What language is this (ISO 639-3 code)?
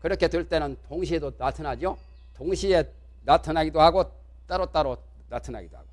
kor